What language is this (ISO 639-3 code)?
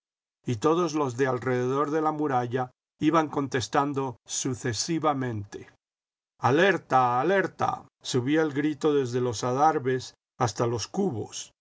spa